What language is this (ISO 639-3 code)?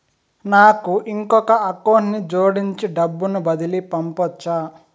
tel